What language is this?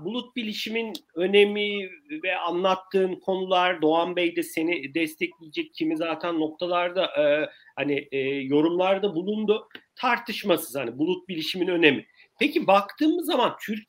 Turkish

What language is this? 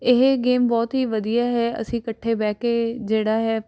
Punjabi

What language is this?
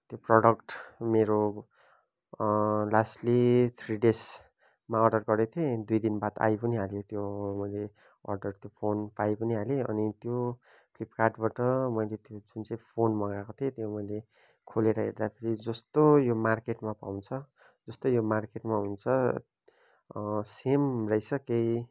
Nepali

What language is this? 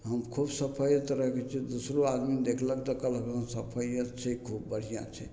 Maithili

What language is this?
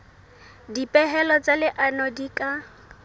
Southern Sotho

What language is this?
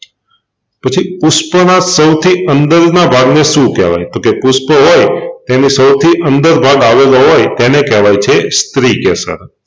Gujarati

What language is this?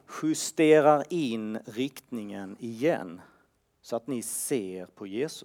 Swedish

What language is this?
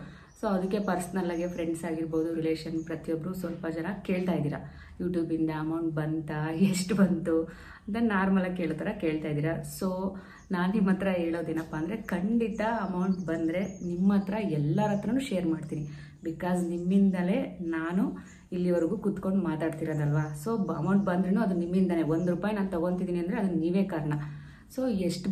Hindi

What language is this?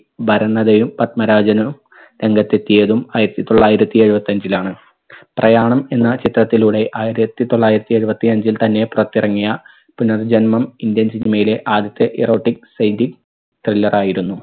Malayalam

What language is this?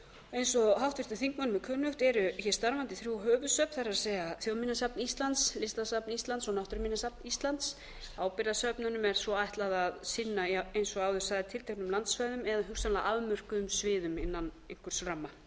Icelandic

